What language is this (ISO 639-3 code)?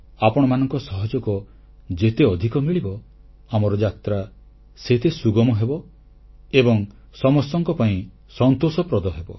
ori